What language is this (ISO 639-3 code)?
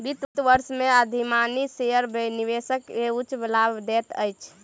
mai